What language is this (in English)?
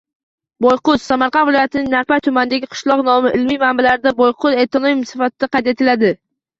Uzbek